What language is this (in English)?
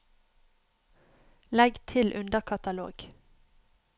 Norwegian